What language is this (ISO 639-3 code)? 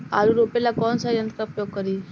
bho